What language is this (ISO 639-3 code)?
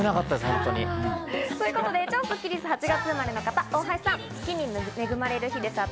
jpn